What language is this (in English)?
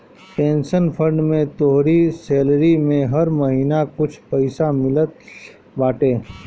Bhojpuri